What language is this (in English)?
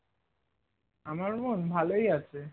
Bangla